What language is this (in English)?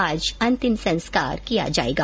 Hindi